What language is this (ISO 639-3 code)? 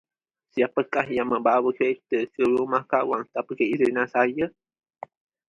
msa